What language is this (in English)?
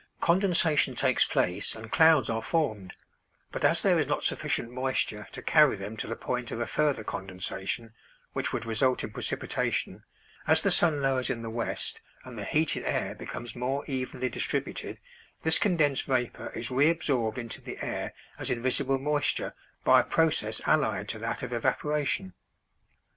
English